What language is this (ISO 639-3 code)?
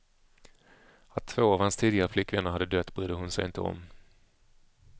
swe